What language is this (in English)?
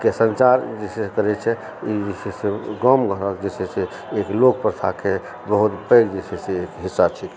Maithili